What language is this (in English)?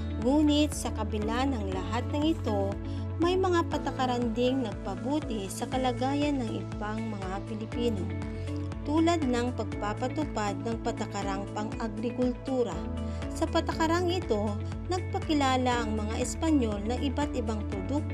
Filipino